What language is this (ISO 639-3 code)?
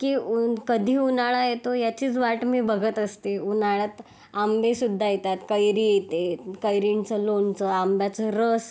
mar